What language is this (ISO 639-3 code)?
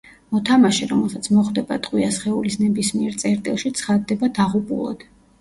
kat